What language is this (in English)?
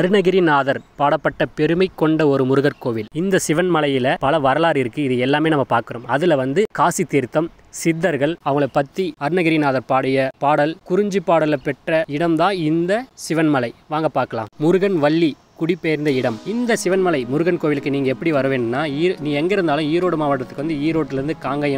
Tamil